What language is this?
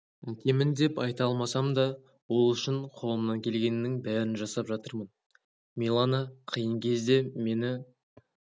Kazakh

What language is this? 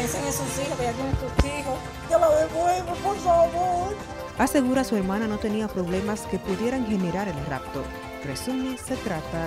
Spanish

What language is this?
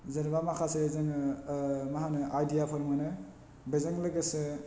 Bodo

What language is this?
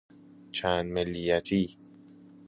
Persian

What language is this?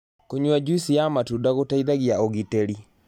Kikuyu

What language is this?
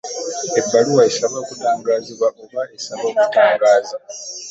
Ganda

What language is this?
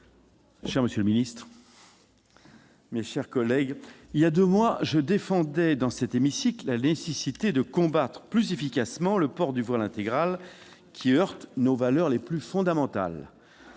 French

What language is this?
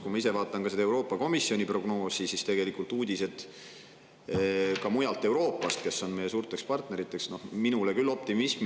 Estonian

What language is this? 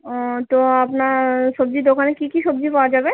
Bangla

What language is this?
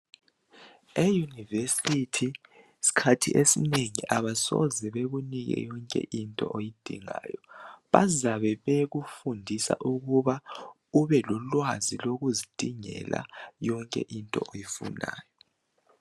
North Ndebele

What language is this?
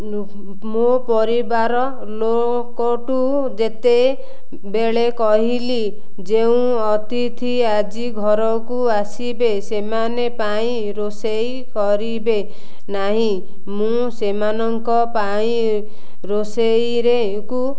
Odia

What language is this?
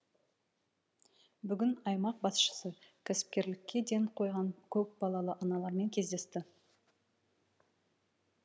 Kazakh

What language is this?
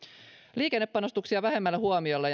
Finnish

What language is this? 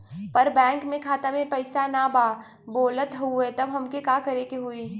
Bhojpuri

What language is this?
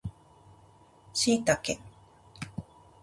Japanese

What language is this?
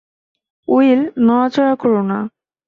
Bangla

